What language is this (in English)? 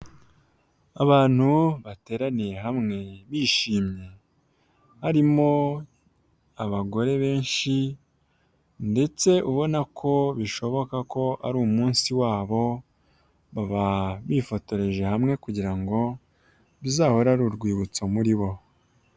Kinyarwanda